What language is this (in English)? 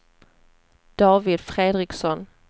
Swedish